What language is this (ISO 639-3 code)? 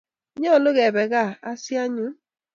kln